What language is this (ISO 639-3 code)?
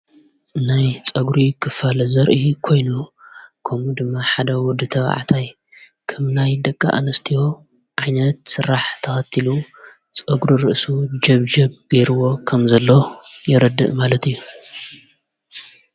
tir